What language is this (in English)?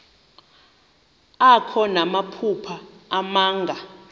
Xhosa